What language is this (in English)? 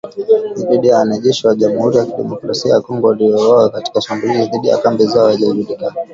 Swahili